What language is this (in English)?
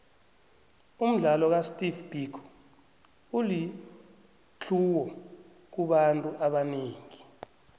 South Ndebele